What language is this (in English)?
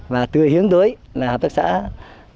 Vietnamese